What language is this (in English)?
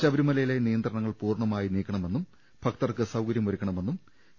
Malayalam